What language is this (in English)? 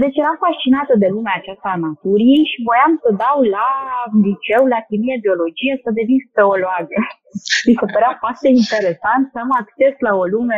Romanian